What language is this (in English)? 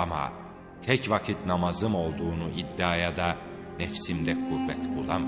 Turkish